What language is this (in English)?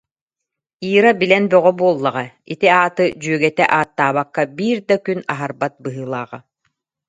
Yakut